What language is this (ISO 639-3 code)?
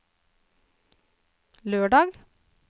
nor